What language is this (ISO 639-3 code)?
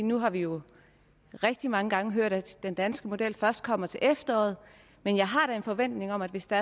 dan